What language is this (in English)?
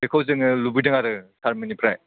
Bodo